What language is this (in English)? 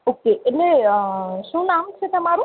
Gujarati